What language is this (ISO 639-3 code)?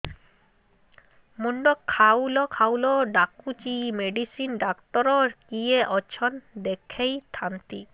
ori